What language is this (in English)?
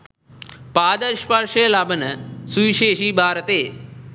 Sinhala